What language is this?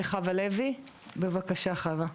Hebrew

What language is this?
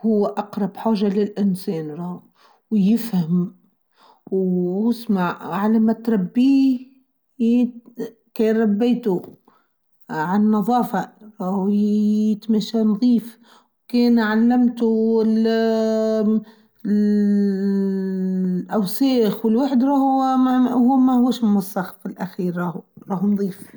Tunisian Arabic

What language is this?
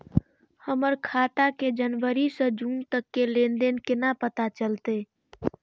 Maithili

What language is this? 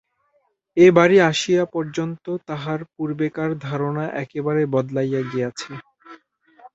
Bangla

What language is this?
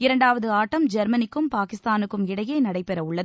Tamil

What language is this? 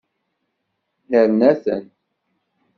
Kabyle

